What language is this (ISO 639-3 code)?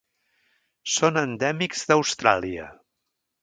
cat